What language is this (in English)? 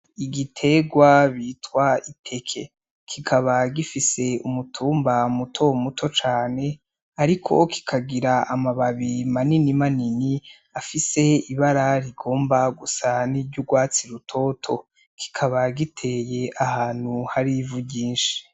Rundi